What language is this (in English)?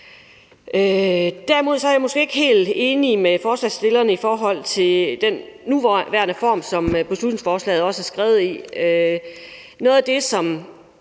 Danish